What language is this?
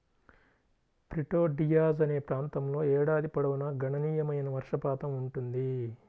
Telugu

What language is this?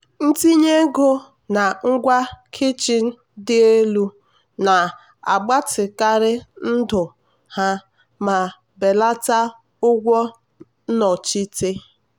Igbo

